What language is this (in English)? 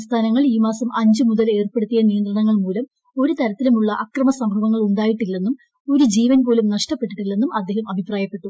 Malayalam